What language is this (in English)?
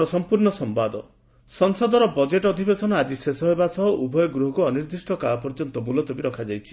Odia